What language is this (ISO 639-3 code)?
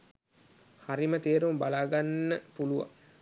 sin